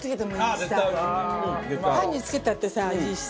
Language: Japanese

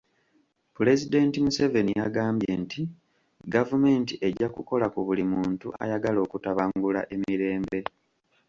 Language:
Ganda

